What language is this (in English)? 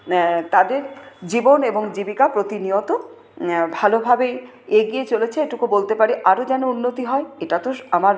Bangla